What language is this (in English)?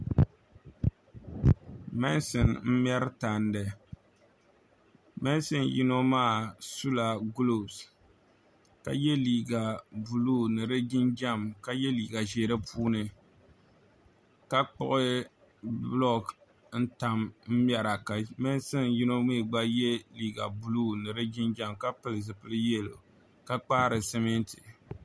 Dagbani